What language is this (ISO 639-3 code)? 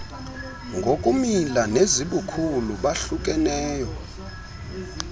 xho